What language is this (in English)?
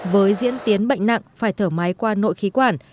Vietnamese